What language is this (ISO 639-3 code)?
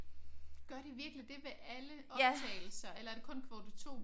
dan